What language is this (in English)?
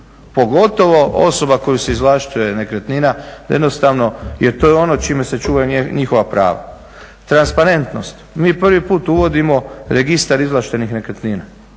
Croatian